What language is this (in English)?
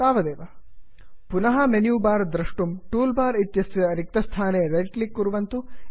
Sanskrit